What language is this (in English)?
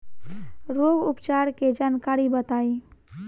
Bhojpuri